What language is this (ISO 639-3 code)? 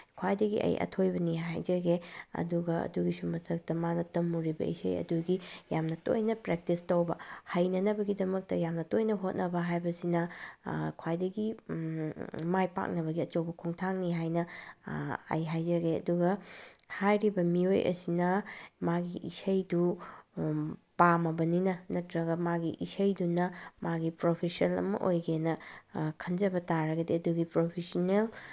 mni